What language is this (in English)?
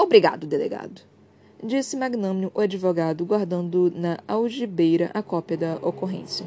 Portuguese